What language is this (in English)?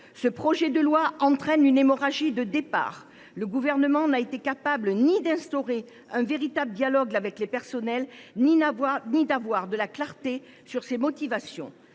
French